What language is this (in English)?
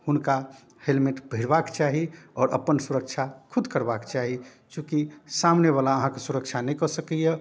Maithili